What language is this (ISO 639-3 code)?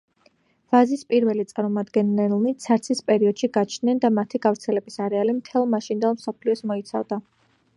kat